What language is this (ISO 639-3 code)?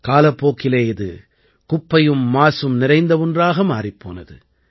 tam